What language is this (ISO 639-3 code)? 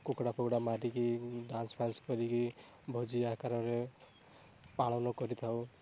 ori